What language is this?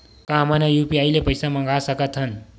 Chhattisgarhi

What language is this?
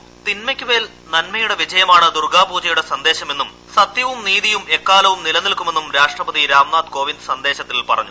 Malayalam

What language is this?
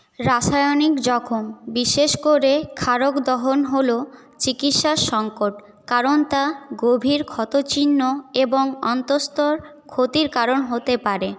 Bangla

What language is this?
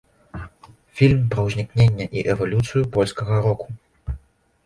Belarusian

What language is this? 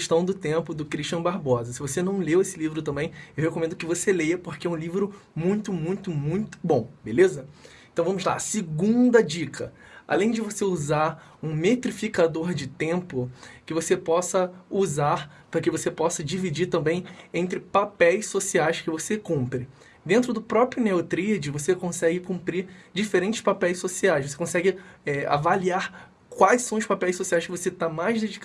Portuguese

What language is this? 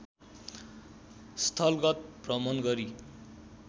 Nepali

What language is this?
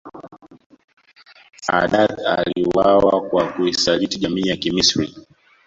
Swahili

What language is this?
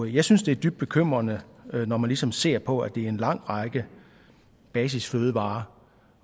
Danish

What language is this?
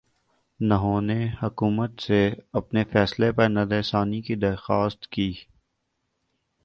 Urdu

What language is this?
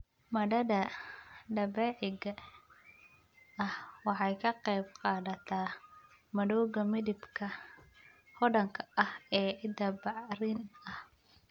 Somali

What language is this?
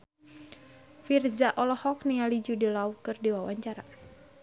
Sundanese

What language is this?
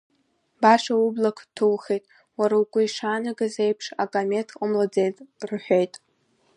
Abkhazian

